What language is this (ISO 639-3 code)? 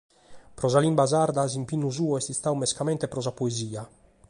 srd